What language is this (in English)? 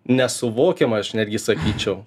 Lithuanian